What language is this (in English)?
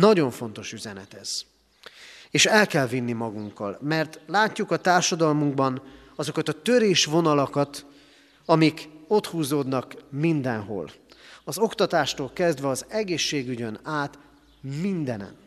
Hungarian